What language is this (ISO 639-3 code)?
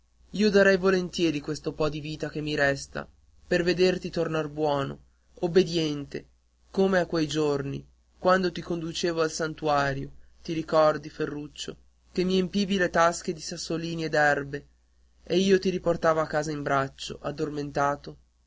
ita